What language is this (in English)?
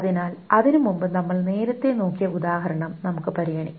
Malayalam